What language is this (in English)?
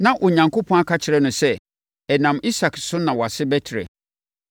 Akan